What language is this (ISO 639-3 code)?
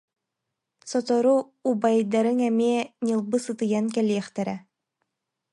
sah